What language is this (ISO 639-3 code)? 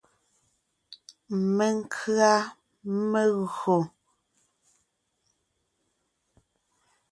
nnh